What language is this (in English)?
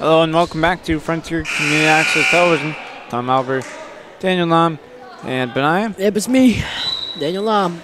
English